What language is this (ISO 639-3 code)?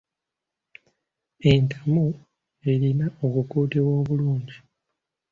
lug